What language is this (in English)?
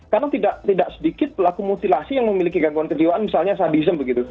Indonesian